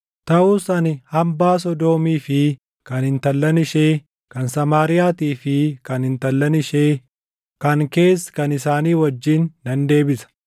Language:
Oromo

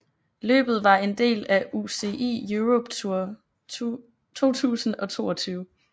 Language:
Danish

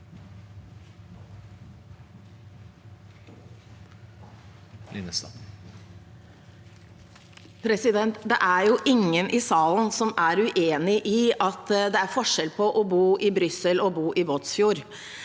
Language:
Norwegian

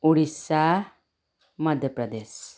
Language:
Nepali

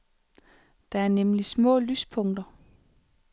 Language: Danish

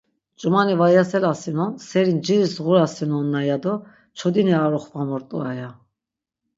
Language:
Laz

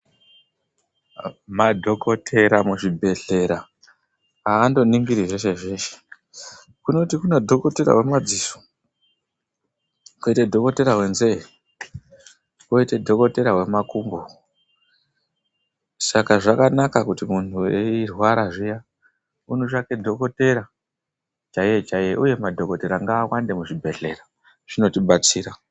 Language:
Ndau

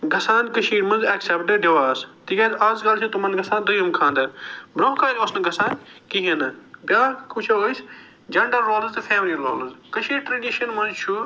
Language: Kashmiri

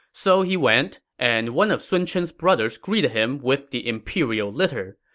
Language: English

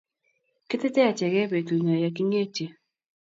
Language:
Kalenjin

